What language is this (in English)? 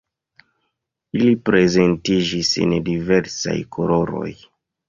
Esperanto